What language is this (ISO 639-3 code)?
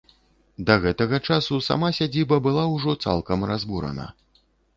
bel